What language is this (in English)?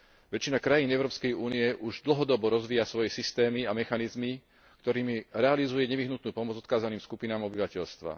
Slovak